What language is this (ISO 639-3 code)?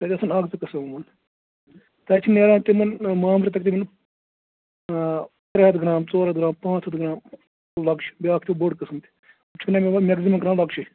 kas